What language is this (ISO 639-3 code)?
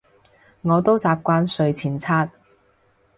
yue